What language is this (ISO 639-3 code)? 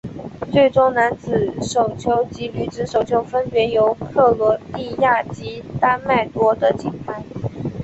zho